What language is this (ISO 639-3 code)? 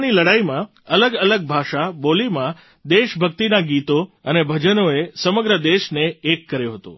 guj